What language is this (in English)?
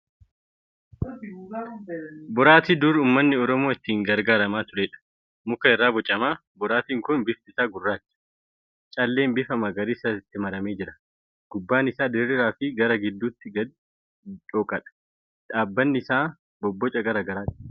Oromo